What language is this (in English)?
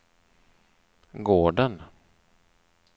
Swedish